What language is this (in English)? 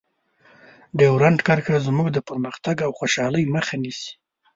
Pashto